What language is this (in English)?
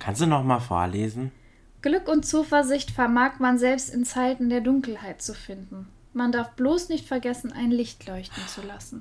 German